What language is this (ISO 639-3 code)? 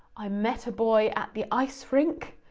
eng